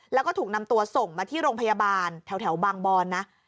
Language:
Thai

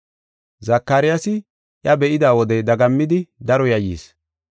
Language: Gofa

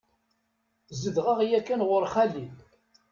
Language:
Kabyle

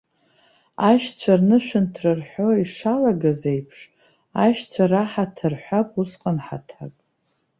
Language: Abkhazian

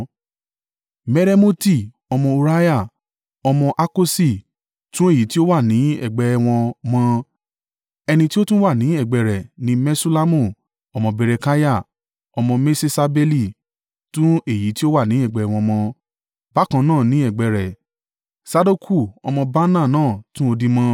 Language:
Yoruba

